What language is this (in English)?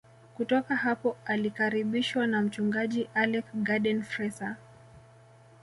Swahili